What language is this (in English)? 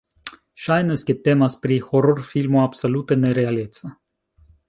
Esperanto